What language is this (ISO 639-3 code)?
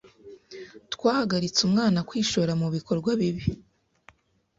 kin